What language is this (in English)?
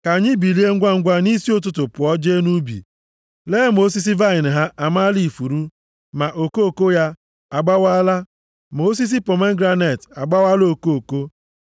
Igbo